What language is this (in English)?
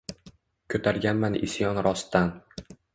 Uzbek